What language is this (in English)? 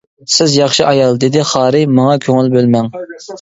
Uyghur